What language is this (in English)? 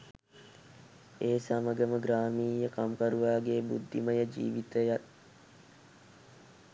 Sinhala